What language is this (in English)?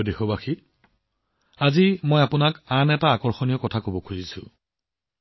Assamese